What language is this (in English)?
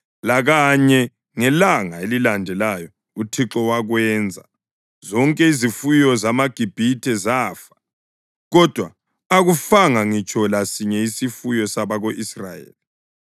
North Ndebele